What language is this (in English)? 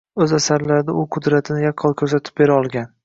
Uzbek